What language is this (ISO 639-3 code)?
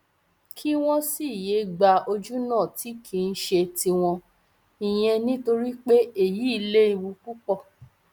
yor